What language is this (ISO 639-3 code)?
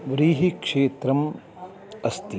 san